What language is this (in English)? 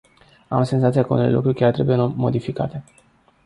Romanian